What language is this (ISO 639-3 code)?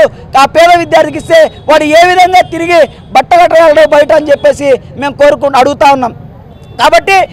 tel